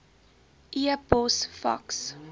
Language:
Afrikaans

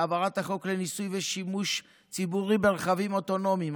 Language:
Hebrew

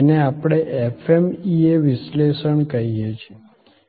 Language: Gujarati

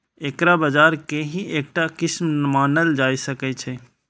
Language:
Maithili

